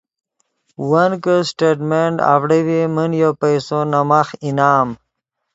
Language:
Yidgha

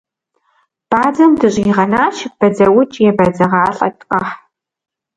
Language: Kabardian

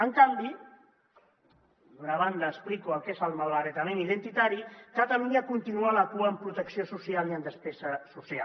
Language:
Catalan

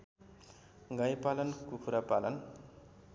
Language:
Nepali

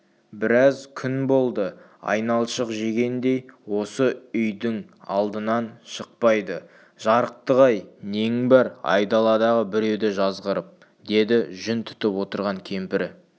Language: Kazakh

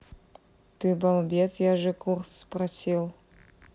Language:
Russian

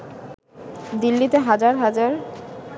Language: Bangla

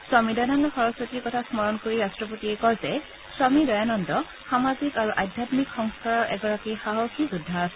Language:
Assamese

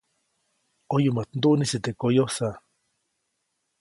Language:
Copainalá Zoque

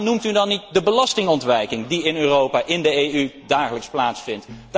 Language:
Dutch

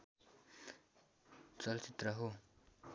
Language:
Nepali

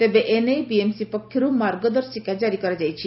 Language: Odia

